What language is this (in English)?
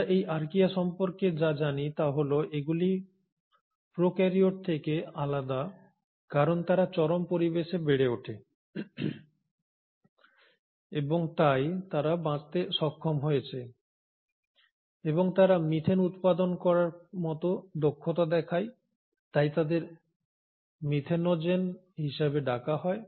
Bangla